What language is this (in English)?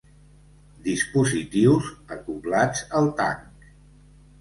Catalan